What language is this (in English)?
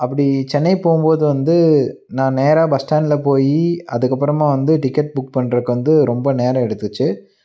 Tamil